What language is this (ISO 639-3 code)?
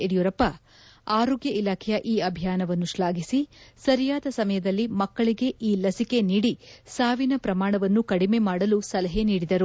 kan